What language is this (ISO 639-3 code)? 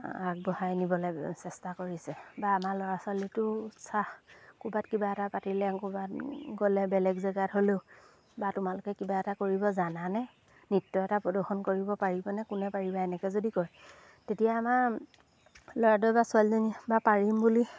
asm